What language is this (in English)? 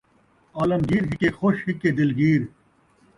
Saraiki